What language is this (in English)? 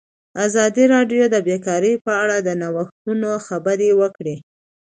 Pashto